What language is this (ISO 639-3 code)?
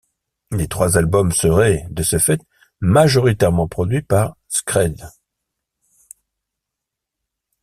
fra